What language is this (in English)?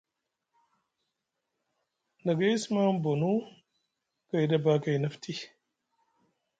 Musgu